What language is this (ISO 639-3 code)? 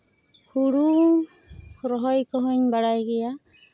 sat